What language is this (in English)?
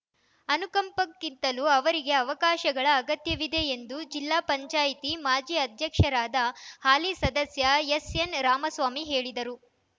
Kannada